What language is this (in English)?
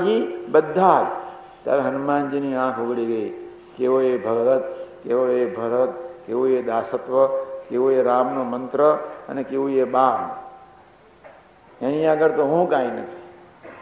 Gujarati